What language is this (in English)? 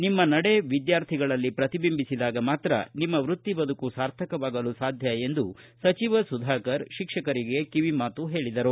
Kannada